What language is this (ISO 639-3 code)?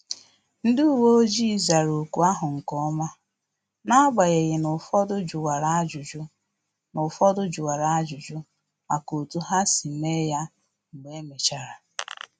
ibo